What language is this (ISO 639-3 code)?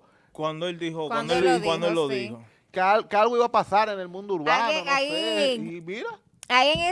spa